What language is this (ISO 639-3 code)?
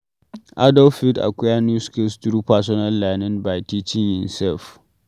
pcm